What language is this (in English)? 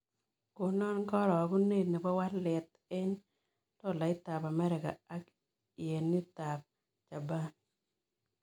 Kalenjin